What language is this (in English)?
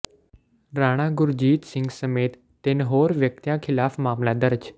Punjabi